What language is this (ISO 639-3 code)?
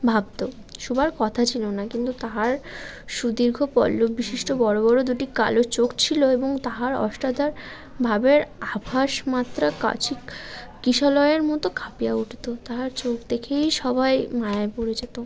ben